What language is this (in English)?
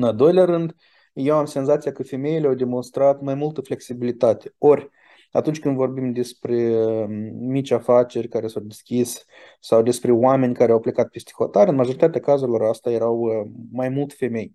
Romanian